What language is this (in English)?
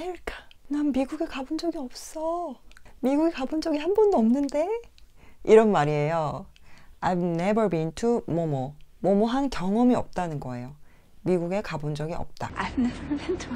Korean